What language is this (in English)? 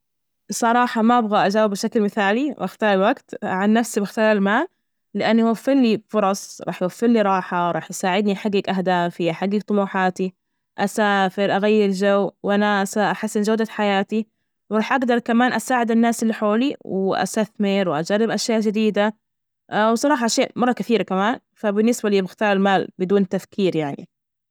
Najdi Arabic